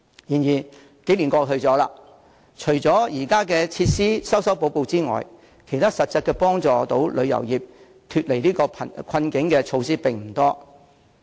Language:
Cantonese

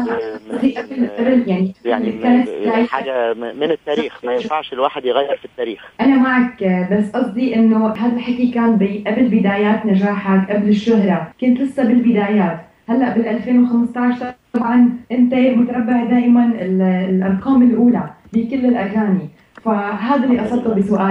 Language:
Arabic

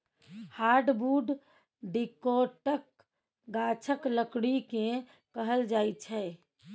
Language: Maithili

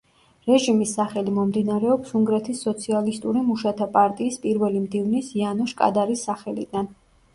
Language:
Georgian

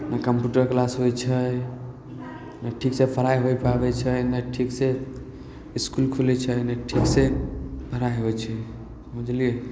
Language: Maithili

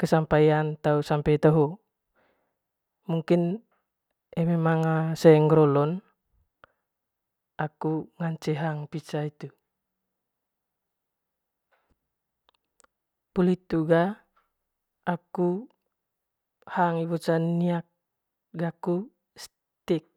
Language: Manggarai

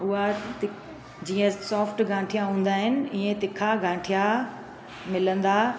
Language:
Sindhi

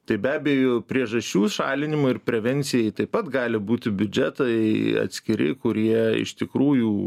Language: Lithuanian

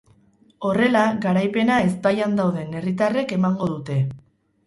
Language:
Basque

